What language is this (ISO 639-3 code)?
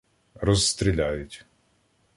ukr